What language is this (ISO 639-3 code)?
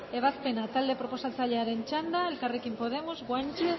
eus